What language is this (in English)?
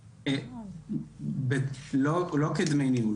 Hebrew